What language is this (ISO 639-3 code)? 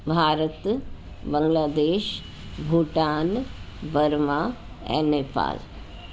snd